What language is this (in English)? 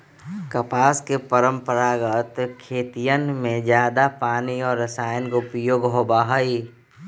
Magahi